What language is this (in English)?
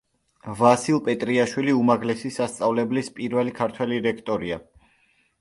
Georgian